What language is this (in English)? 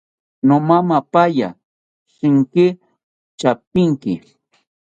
South Ucayali Ashéninka